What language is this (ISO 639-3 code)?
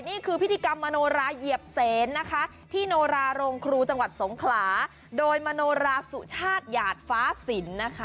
tha